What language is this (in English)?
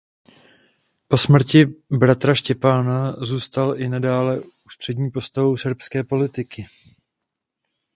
Czech